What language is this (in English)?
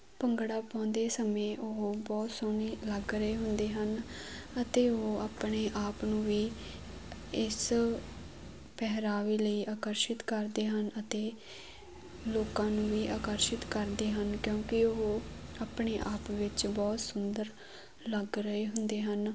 Punjabi